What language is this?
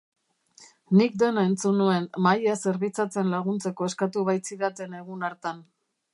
Basque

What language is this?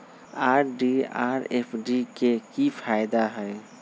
Magahi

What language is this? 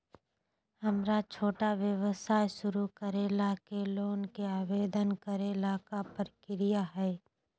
Magahi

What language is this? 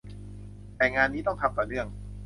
Thai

